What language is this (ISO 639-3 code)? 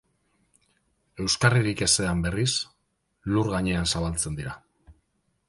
eus